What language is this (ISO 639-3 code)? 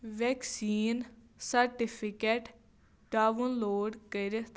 kas